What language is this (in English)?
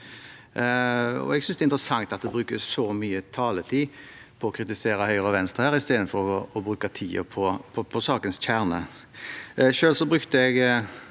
Norwegian